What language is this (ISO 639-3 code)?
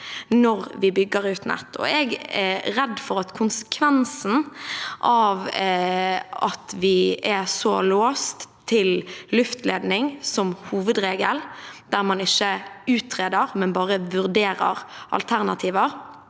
nor